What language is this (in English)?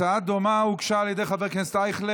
Hebrew